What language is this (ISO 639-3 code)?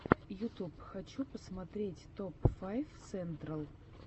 rus